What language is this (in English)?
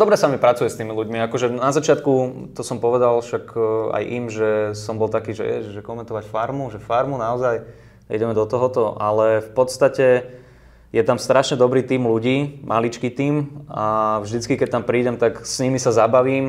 Slovak